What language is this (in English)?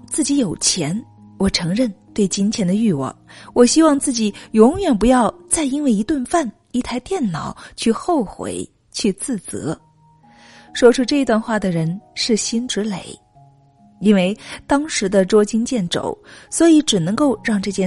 Chinese